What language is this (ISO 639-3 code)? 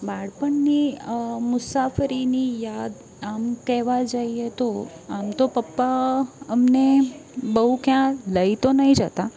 guj